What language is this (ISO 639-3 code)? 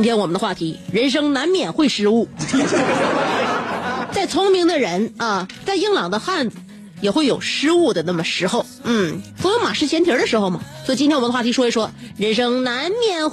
zho